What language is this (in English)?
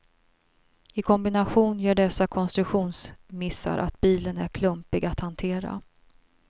Swedish